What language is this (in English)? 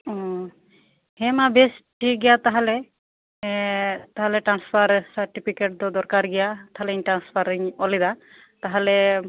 Santali